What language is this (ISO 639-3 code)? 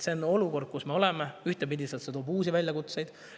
est